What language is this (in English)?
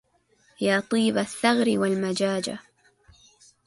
Arabic